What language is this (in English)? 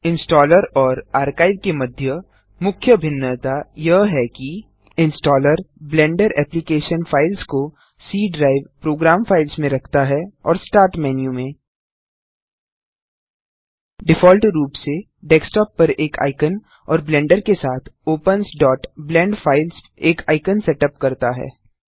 Hindi